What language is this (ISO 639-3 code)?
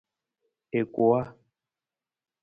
nmz